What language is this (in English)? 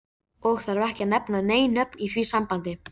Icelandic